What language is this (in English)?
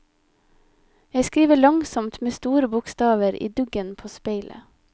Norwegian